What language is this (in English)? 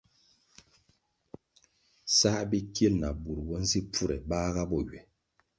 Kwasio